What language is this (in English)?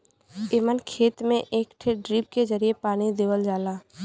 Bhojpuri